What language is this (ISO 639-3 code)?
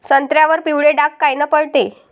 mar